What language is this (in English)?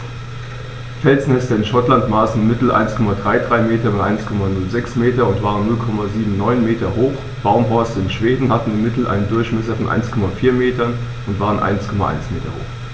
German